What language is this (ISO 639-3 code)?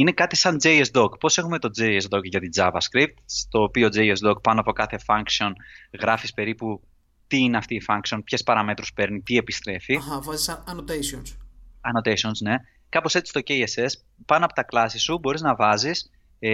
ell